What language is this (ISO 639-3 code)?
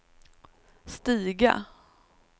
swe